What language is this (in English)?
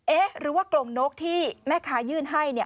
Thai